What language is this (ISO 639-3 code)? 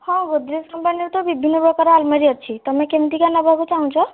ori